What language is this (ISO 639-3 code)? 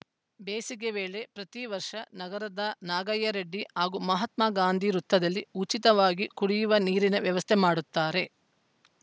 kan